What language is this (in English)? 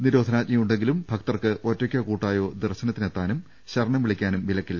Malayalam